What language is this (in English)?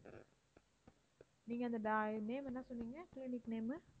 Tamil